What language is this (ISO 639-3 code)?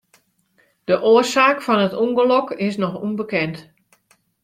fry